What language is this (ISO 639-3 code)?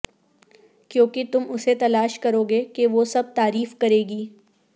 urd